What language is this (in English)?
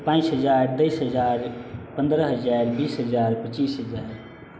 Maithili